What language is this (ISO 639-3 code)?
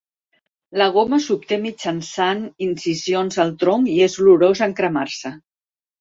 cat